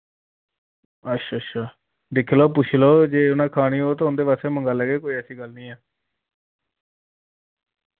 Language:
Dogri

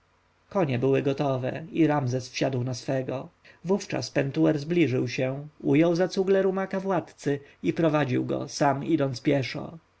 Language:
Polish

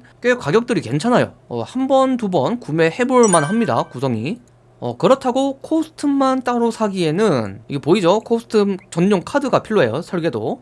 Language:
Korean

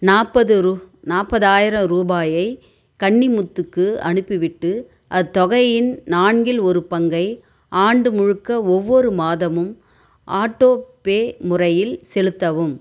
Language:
Tamil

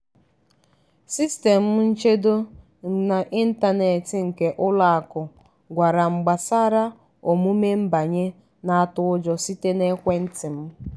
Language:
Igbo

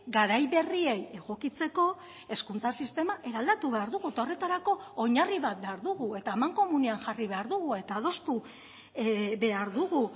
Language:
Basque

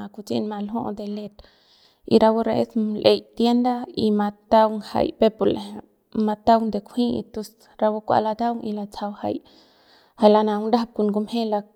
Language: Central Pame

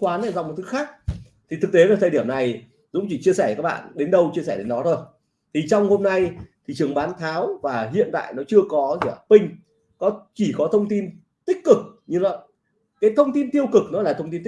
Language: Vietnamese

